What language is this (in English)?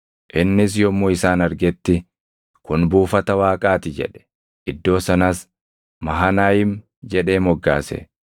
Oromo